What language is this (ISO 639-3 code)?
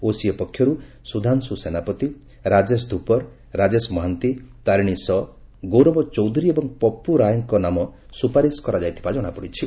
ori